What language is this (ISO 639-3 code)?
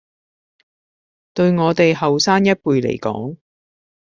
yue